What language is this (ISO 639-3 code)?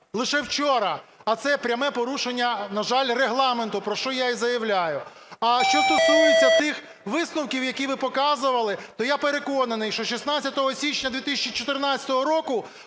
ukr